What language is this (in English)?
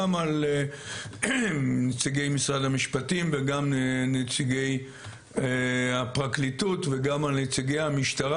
Hebrew